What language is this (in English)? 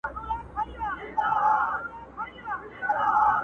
Pashto